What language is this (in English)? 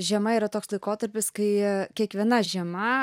Lithuanian